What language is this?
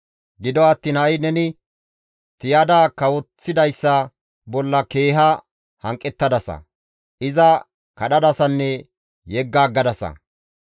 Gamo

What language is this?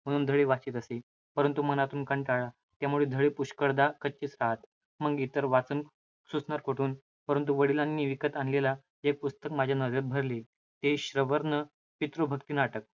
Marathi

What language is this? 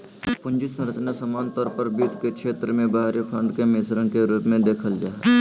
Magahi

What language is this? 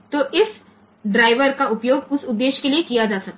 Gujarati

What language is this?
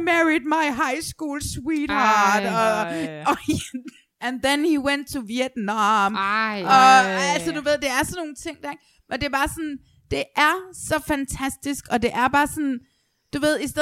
Danish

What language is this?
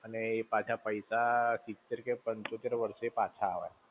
Gujarati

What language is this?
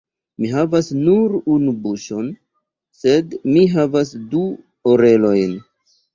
Esperanto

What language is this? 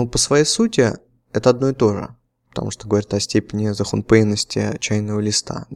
Russian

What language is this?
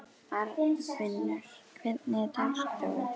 Icelandic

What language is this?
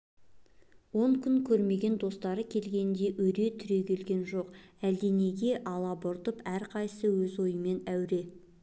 Kazakh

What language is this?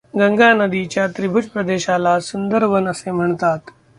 Marathi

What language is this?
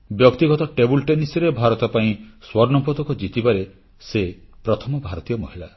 Odia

